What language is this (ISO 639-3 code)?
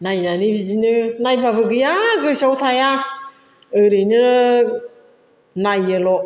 brx